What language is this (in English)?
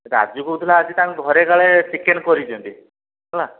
Odia